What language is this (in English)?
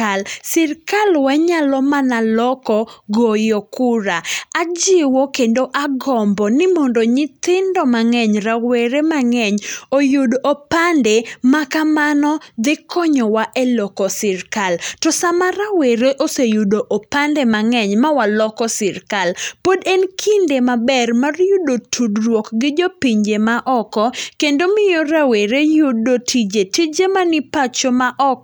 Luo (Kenya and Tanzania)